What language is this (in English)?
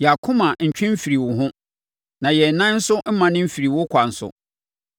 Akan